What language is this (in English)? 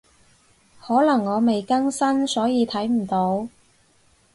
Cantonese